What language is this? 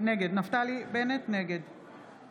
Hebrew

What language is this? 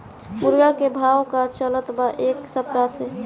Bhojpuri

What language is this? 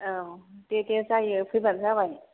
Bodo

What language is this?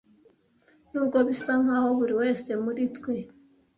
Kinyarwanda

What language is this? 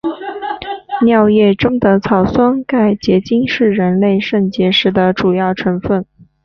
Chinese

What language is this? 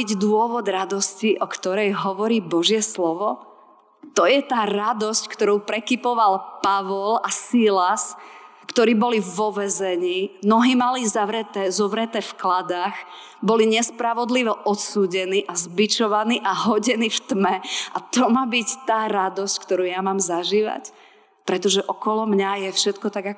Slovak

